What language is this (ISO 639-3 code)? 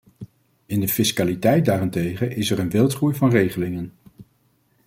nld